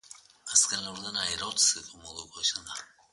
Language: Basque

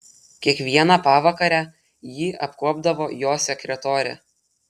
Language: Lithuanian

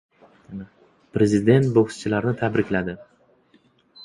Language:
Uzbek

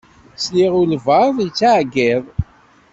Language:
Kabyle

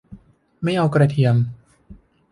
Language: Thai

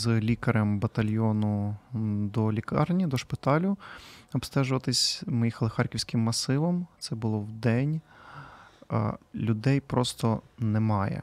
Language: Ukrainian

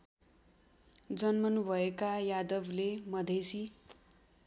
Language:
Nepali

